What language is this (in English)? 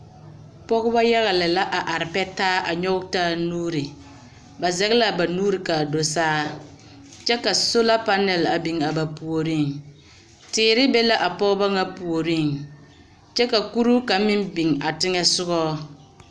Southern Dagaare